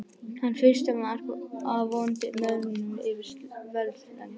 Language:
Icelandic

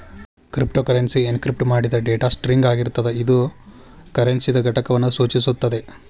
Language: Kannada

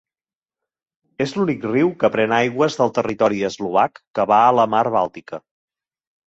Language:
Catalan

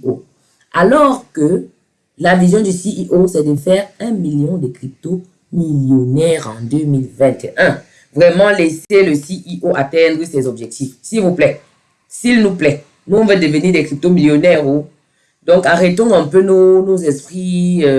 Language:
French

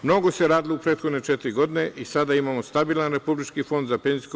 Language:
Serbian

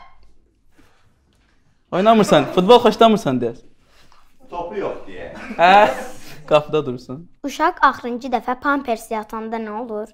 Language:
Turkish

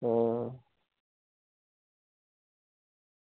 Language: Dogri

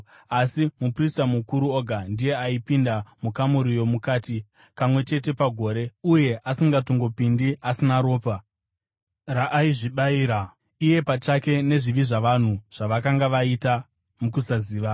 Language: Shona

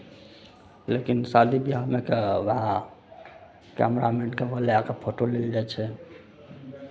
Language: Maithili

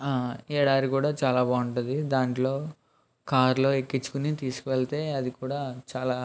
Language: Telugu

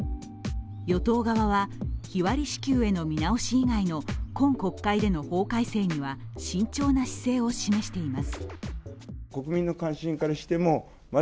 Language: Japanese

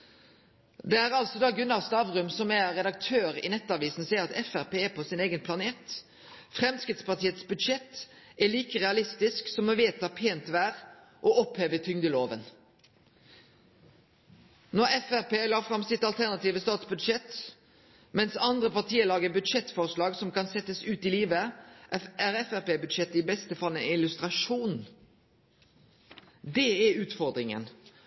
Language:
Norwegian Nynorsk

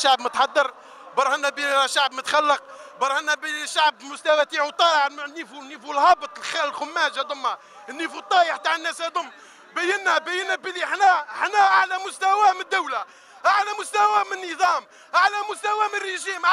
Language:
Arabic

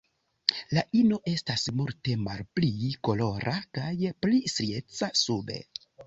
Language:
Esperanto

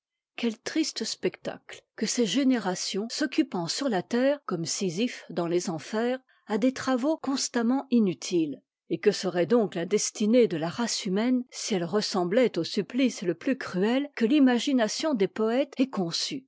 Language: French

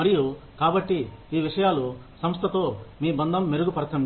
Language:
Telugu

